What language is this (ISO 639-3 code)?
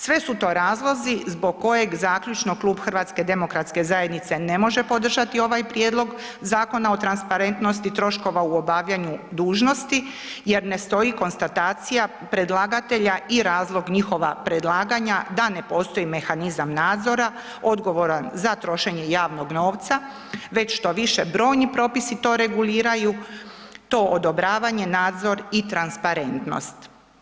hrv